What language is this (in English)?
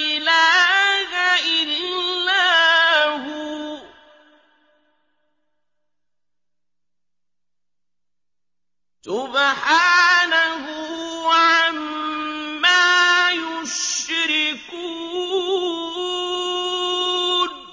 Arabic